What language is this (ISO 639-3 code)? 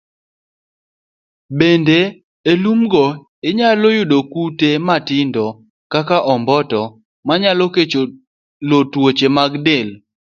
luo